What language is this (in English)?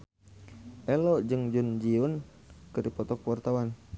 Sundanese